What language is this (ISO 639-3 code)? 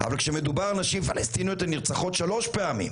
heb